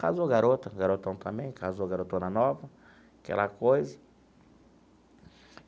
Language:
Portuguese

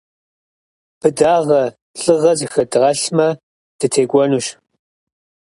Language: Kabardian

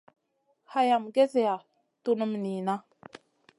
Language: Masana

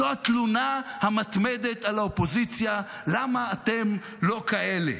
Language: Hebrew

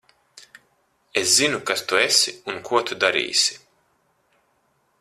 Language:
Latvian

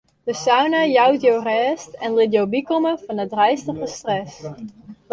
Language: Western Frisian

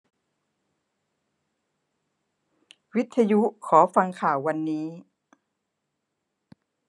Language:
Thai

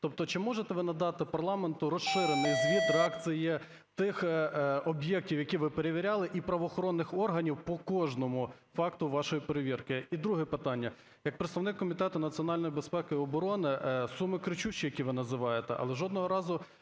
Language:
Ukrainian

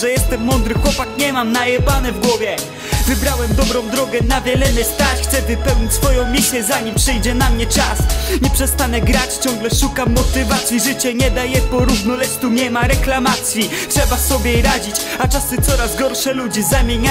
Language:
Polish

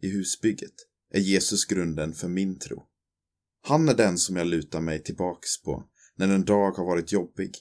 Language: Swedish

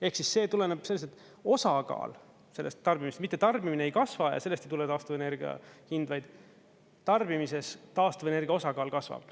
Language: Estonian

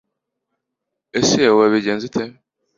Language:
Kinyarwanda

